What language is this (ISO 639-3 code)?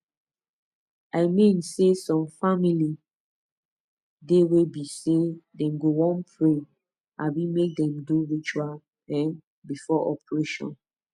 pcm